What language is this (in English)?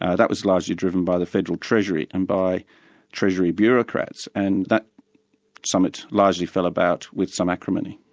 English